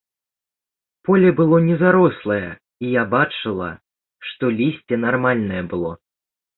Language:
Belarusian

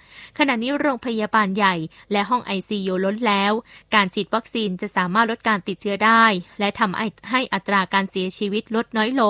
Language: Thai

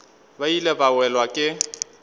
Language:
Northern Sotho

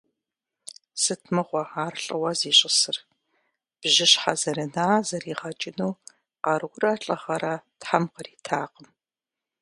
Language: Kabardian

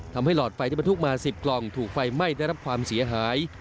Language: Thai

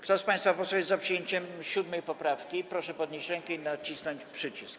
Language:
Polish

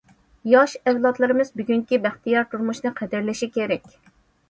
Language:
Uyghur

